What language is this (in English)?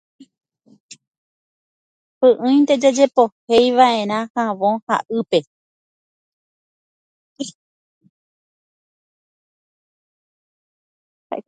Guarani